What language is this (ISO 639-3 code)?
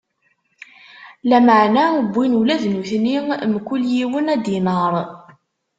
kab